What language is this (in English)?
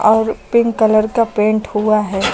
Hindi